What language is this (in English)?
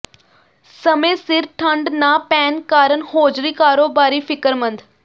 Punjabi